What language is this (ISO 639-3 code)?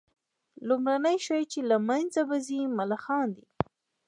pus